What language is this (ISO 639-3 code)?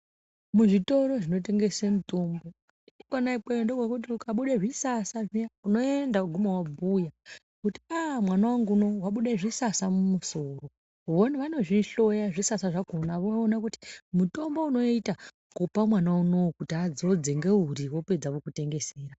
ndc